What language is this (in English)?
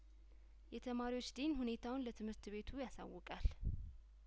Amharic